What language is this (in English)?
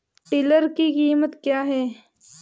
Hindi